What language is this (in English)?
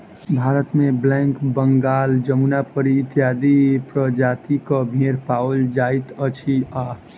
Maithili